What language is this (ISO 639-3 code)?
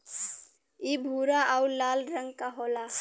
bho